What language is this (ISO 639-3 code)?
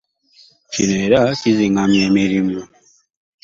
lug